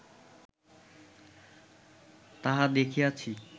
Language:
Bangla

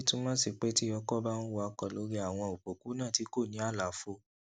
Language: Yoruba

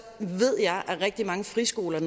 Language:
Danish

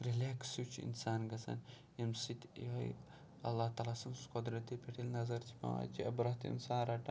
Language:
Kashmiri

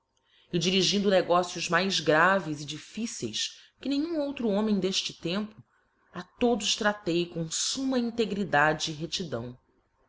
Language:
Portuguese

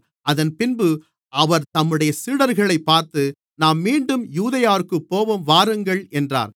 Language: Tamil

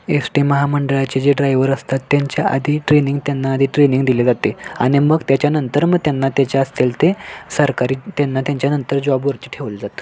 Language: Marathi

